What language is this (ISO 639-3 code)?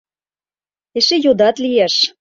chm